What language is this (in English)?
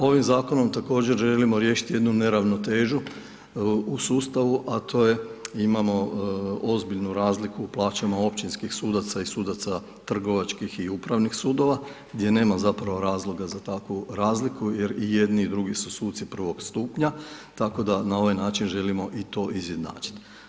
Croatian